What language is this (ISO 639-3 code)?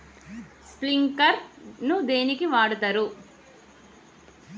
tel